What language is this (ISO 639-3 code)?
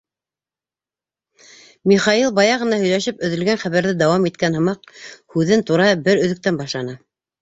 bak